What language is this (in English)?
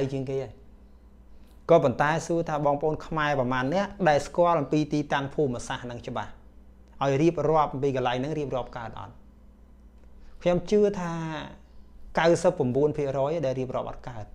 Vietnamese